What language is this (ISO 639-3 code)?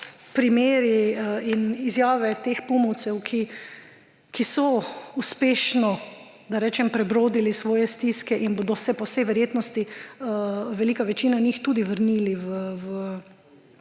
slv